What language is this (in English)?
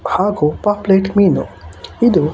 Kannada